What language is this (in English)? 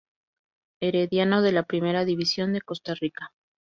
Spanish